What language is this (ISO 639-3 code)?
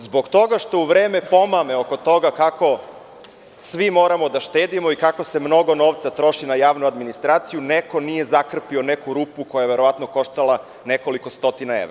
srp